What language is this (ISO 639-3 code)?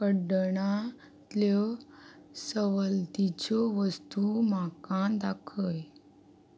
kok